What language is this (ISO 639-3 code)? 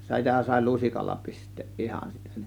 fin